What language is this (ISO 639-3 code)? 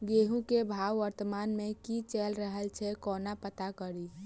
mai